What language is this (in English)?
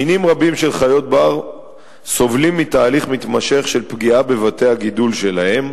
Hebrew